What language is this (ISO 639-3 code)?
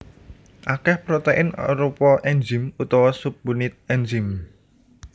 jav